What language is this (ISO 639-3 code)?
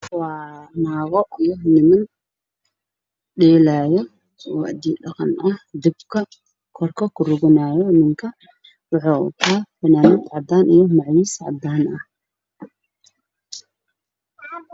som